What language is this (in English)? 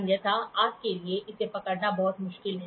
Hindi